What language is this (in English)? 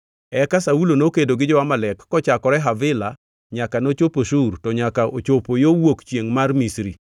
Luo (Kenya and Tanzania)